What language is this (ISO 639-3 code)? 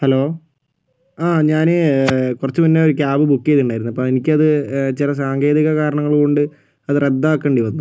mal